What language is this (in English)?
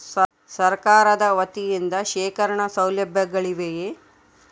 Kannada